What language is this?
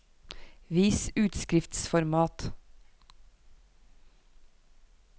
Norwegian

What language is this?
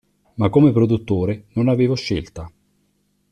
Italian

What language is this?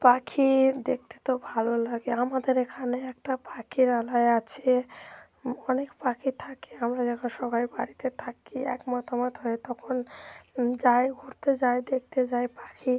Bangla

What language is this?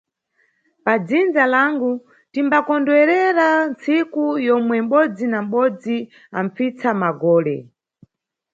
Nyungwe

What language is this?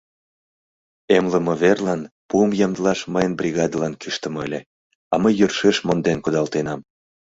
Mari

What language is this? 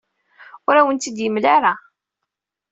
Kabyle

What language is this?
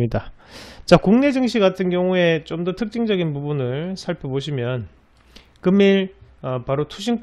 Korean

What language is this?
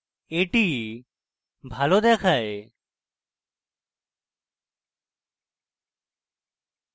Bangla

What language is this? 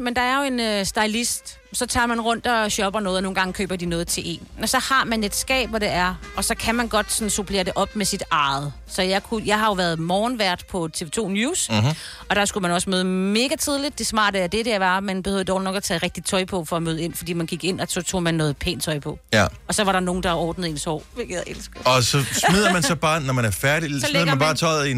Danish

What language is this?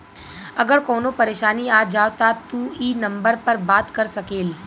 Bhojpuri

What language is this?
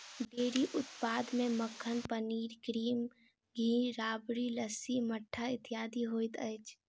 Maithili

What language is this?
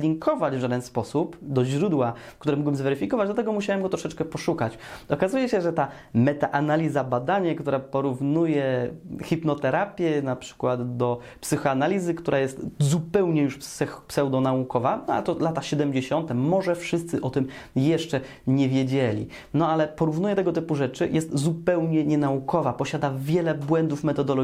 Polish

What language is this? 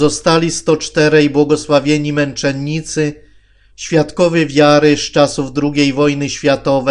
Polish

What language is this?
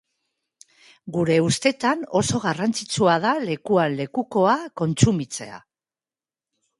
Basque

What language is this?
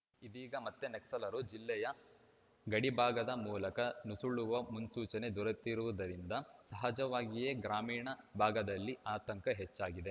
Kannada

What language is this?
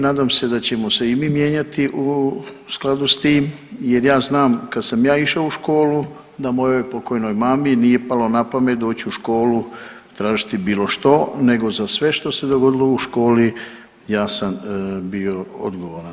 Croatian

